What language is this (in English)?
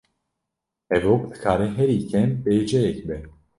Kurdish